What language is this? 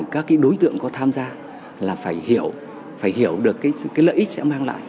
Vietnamese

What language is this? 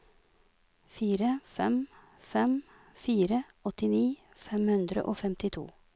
Norwegian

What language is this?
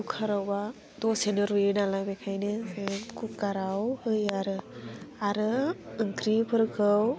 Bodo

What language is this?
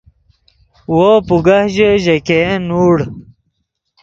Yidgha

